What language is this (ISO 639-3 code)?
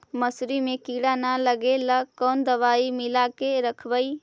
mag